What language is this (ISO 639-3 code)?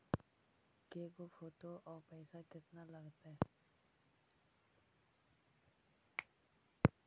mag